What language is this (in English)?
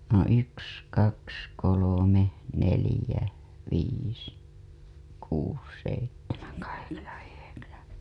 Finnish